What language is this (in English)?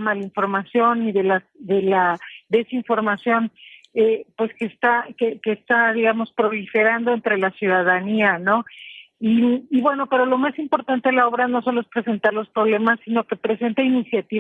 Spanish